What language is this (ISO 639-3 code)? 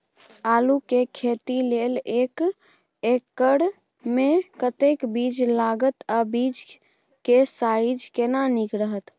mai